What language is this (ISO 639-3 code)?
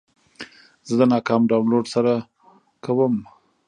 pus